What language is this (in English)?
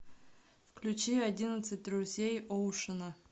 Russian